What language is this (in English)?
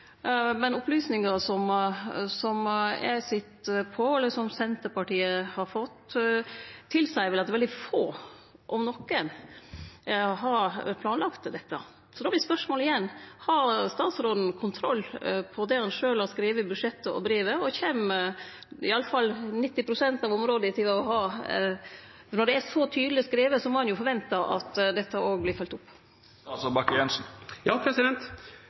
Norwegian